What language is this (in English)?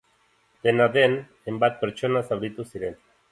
Basque